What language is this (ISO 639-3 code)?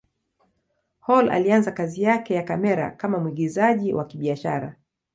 swa